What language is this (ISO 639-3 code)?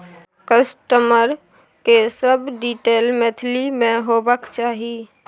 mai